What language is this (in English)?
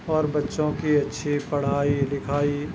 Urdu